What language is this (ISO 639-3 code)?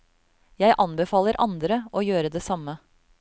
nor